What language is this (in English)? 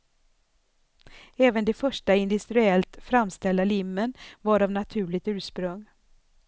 Swedish